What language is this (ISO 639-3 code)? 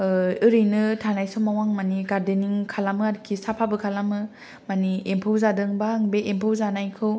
brx